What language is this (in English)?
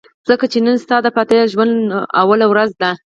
Pashto